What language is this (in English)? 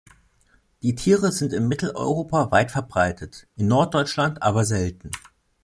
German